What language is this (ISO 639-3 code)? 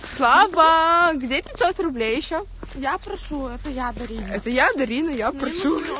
rus